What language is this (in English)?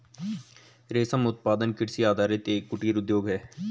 Hindi